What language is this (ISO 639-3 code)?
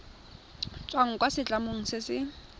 tsn